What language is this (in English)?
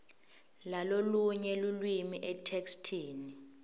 Swati